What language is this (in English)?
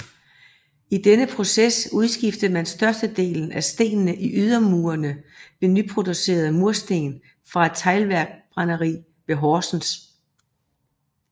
Danish